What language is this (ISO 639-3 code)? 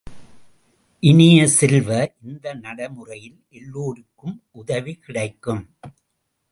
tam